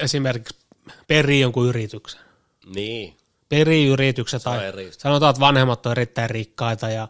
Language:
Finnish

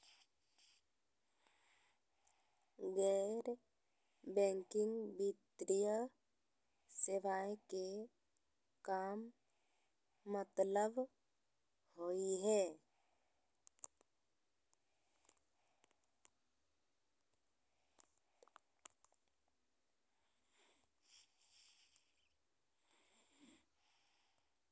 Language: Magahi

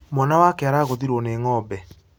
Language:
Kikuyu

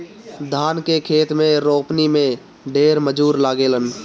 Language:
Bhojpuri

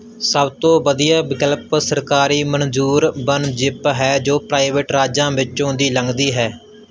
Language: Punjabi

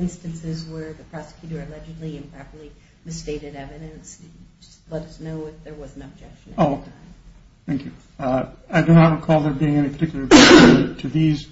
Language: English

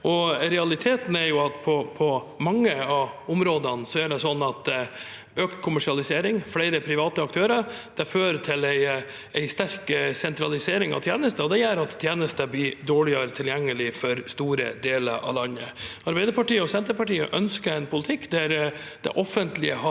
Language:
Norwegian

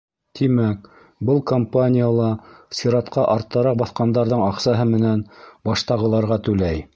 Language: Bashkir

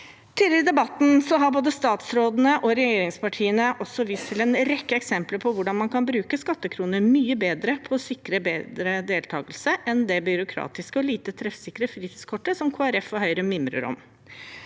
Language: Norwegian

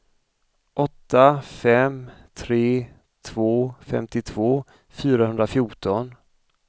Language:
Swedish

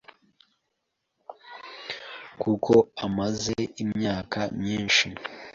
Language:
Kinyarwanda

